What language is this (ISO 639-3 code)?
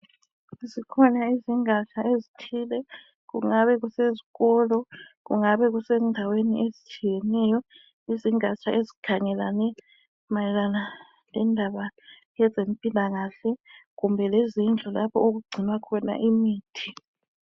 nde